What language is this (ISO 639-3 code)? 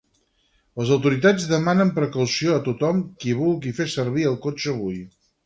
cat